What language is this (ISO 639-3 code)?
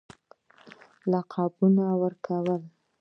pus